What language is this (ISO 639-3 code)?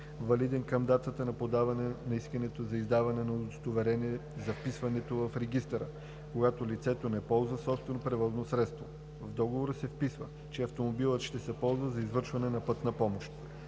bul